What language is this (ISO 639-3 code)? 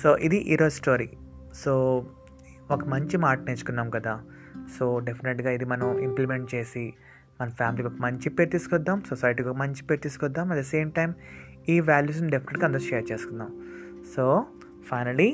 tel